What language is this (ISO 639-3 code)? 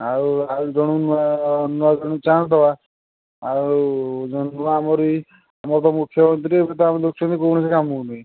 ori